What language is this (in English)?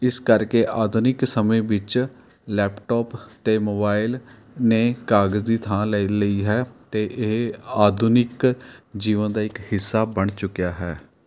Punjabi